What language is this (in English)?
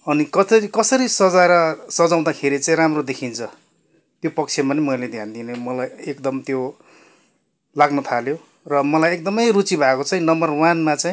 Nepali